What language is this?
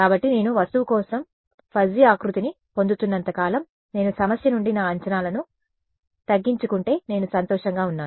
Telugu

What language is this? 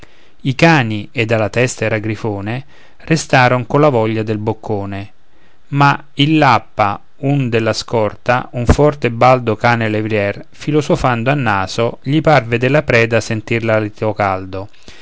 Italian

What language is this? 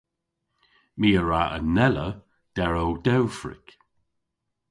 Cornish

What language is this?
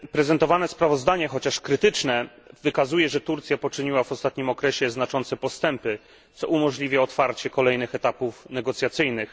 Polish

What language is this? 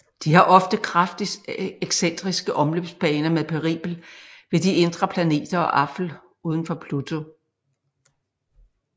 Danish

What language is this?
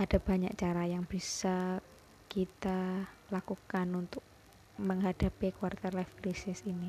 Indonesian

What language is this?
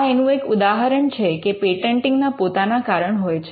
Gujarati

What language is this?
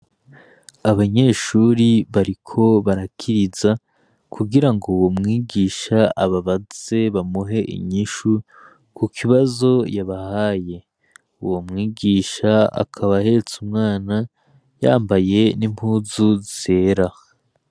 Rundi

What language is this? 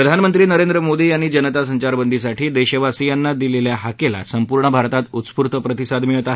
Marathi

